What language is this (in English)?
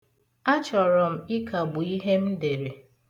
Igbo